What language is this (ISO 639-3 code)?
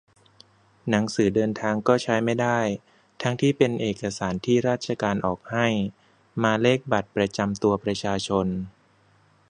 tha